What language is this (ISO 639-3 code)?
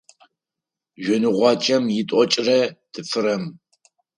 ady